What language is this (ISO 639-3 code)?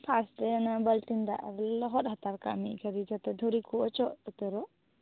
sat